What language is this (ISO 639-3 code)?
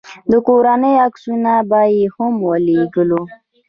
pus